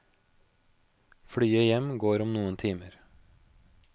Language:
Norwegian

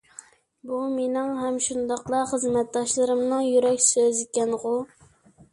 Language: Uyghur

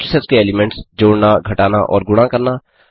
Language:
Hindi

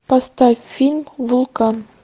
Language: Russian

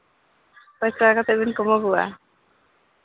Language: Santali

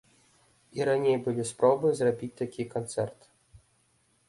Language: Belarusian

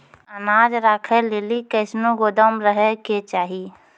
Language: Maithili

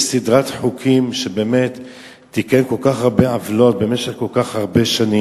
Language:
Hebrew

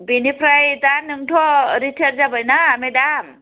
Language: Bodo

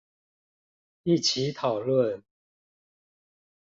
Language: Chinese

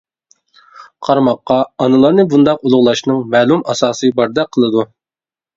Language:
Uyghur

